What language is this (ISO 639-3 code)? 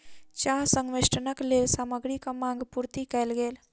mai